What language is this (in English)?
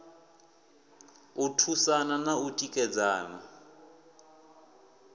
Venda